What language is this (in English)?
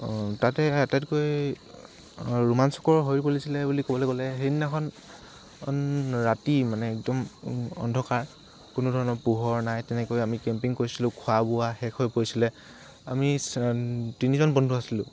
Assamese